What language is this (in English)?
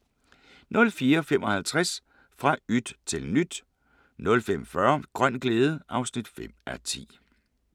Danish